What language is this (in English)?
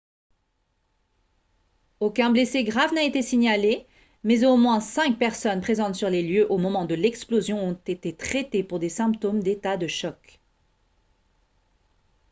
French